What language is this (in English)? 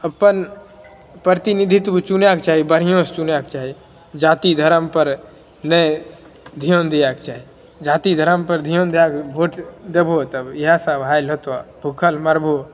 Maithili